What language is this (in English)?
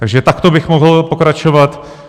Czech